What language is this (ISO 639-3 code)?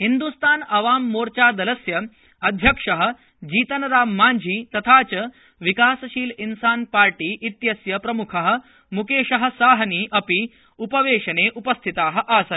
san